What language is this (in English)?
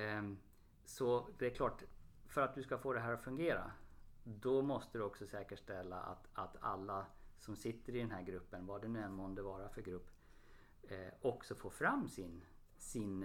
Swedish